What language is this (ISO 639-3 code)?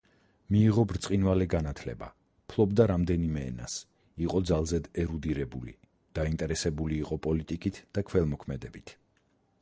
kat